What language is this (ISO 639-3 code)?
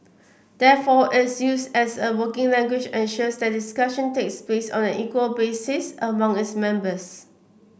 eng